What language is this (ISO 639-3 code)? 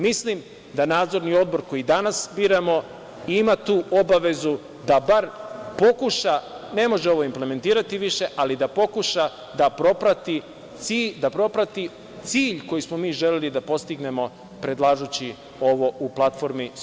srp